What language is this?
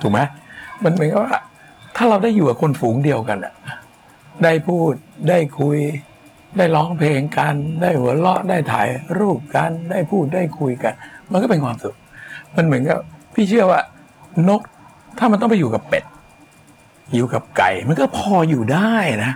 Thai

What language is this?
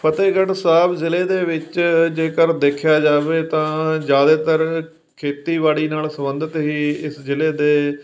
Punjabi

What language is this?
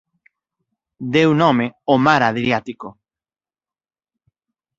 Galician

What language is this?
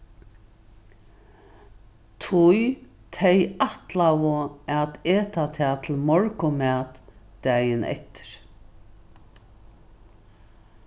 Faroese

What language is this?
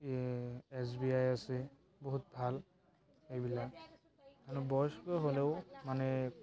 Assamese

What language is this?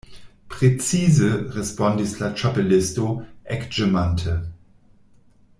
Esperanto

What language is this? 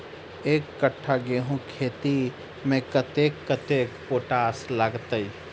Maithili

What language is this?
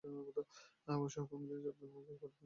Bangla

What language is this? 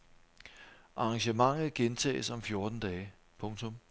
Danish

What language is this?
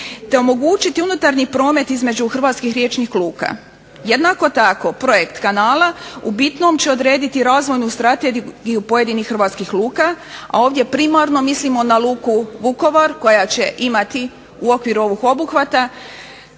Croatian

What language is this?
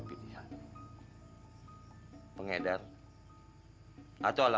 Indonesian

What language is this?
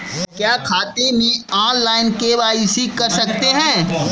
Hindi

